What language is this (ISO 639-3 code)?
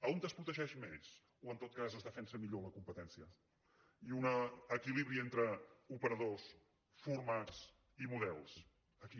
cat